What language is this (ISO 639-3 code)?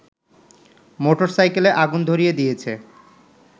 ben